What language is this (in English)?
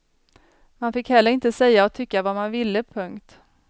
Swedish